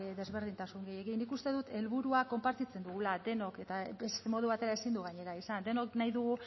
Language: Basque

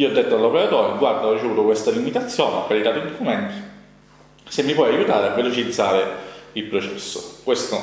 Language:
Italian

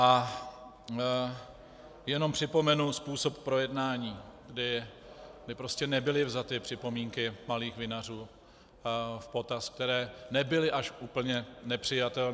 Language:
Czech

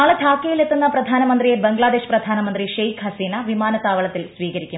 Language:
Malayalam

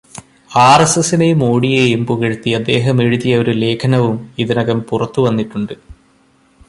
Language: Malayalam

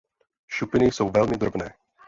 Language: Czech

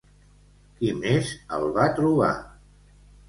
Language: Catalan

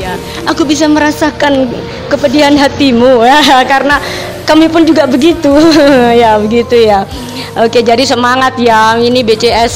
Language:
Indonesian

